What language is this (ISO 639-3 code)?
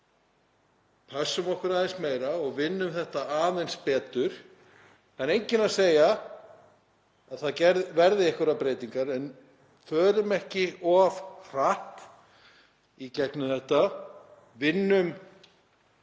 isl